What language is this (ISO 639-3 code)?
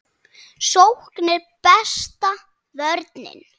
isl